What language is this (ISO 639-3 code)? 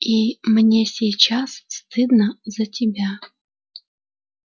rus